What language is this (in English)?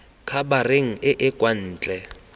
Tswana